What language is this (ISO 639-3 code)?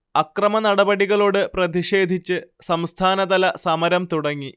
mal